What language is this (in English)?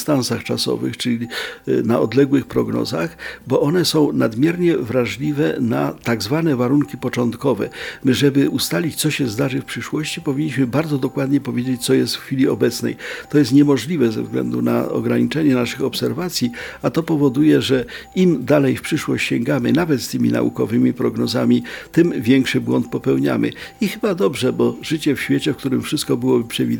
Polish